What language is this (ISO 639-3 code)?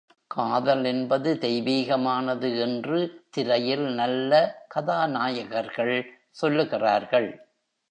tam